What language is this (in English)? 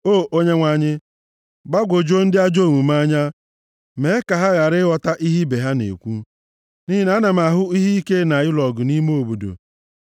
Igbo